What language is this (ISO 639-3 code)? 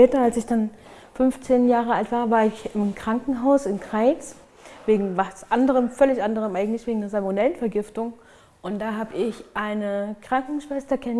deu